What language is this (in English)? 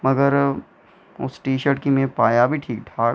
Dogri